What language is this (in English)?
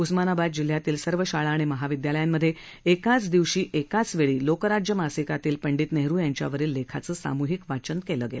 Marathi